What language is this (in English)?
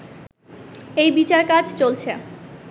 Bangla